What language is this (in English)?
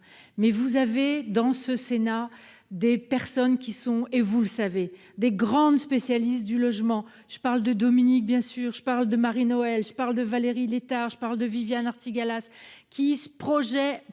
French